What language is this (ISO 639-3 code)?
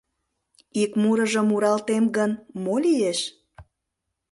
chm